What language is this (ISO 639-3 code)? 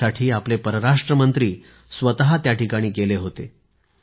mar